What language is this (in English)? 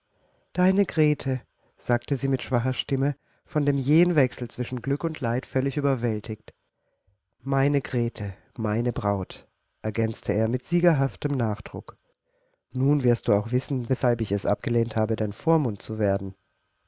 German